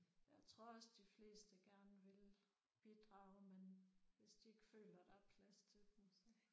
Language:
Danish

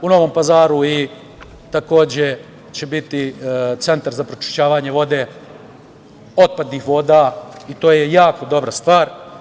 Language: Serbian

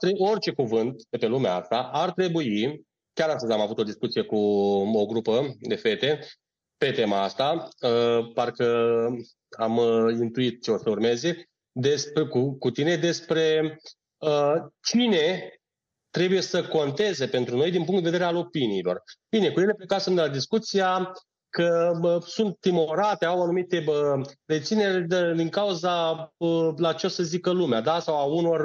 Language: Romanian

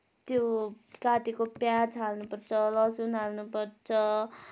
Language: Nepali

